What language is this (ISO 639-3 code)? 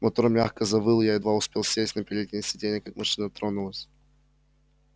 rus